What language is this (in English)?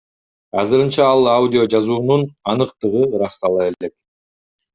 Kyrgyz